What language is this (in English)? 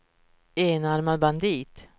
Swedish